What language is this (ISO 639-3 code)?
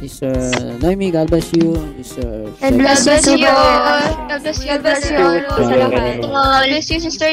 fil